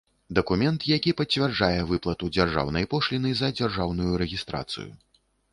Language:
Belarusian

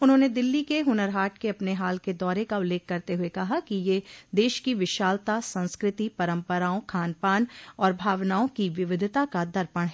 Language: Hindi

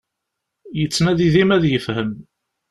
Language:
Kabyle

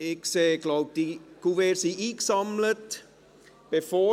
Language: Swiss German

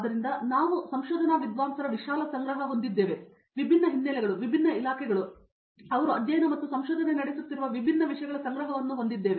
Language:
Kannada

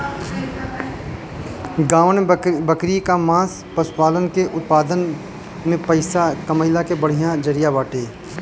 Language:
Bhojpuri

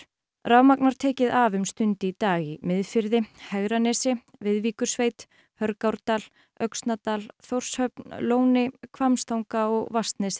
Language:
Icelandic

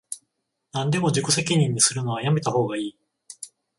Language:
Japanese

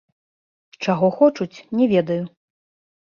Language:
Belarusian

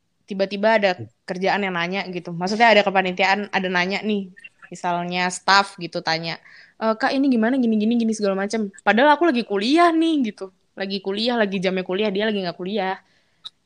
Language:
Indonesian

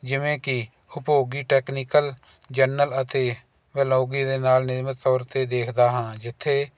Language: Punjabi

